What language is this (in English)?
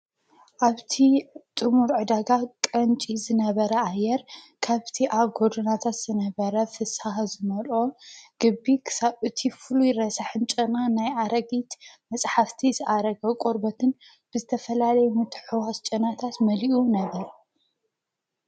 Tigrinya